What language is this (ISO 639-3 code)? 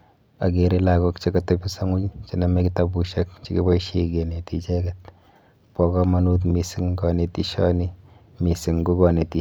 kln